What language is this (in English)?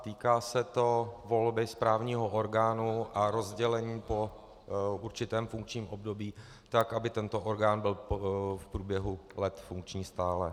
Czech